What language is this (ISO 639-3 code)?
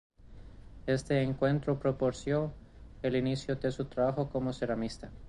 spa